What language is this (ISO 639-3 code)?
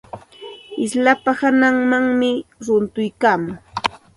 qxt